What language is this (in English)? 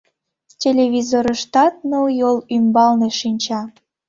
Mari